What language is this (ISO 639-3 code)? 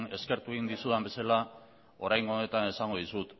eus